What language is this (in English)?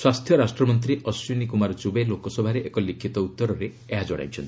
Odia